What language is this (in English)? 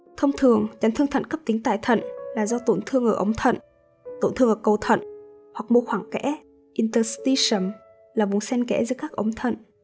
Vietnamese